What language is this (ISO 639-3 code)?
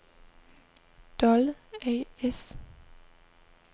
dan